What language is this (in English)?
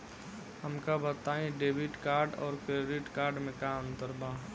Bhojpuri